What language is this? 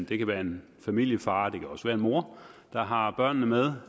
Danish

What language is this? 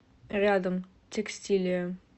Russian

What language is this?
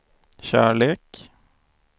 Swedish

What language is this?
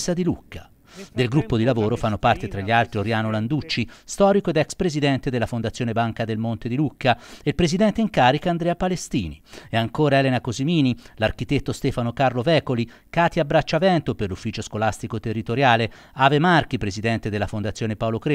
Italian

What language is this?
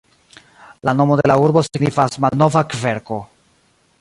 Esperanto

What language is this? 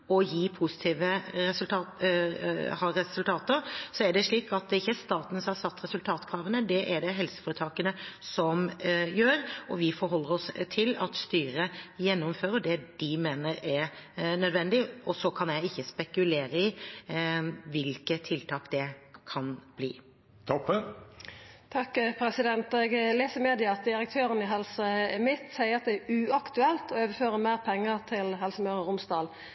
Norwegian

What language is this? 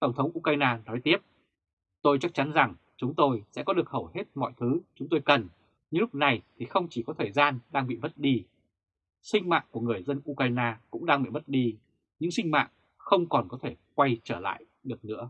Vietnamese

